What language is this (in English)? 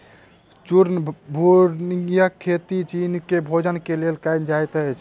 Maithili